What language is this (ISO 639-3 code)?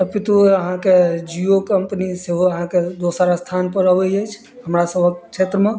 mai